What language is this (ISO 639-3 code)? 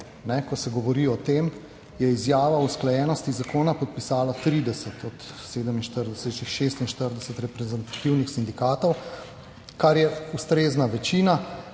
slv